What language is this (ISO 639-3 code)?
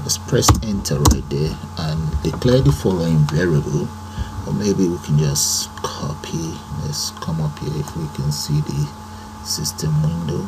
eng